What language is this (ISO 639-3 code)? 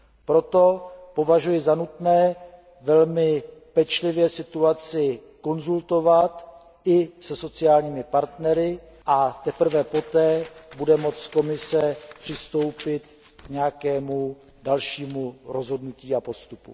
ces